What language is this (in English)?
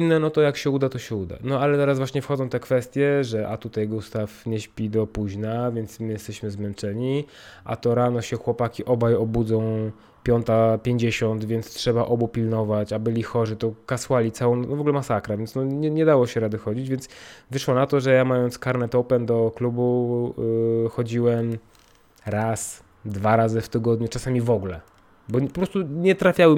Polish